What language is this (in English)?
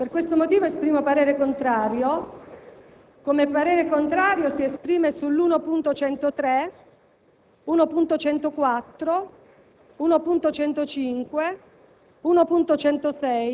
Italian